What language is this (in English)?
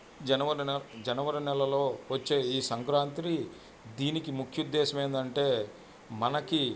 Telugu